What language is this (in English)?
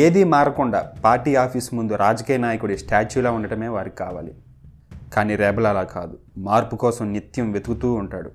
Telugu